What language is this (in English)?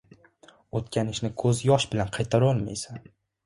Uzbek